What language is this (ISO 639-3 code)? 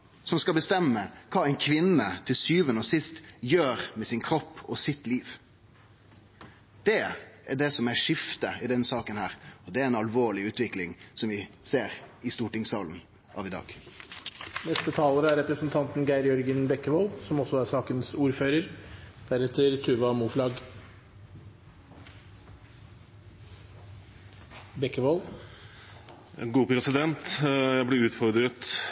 nor